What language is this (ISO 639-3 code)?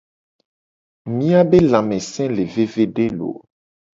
gej